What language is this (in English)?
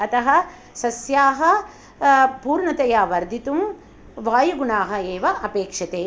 Sanskrit